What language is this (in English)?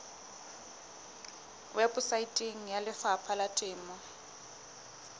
Southern Sotho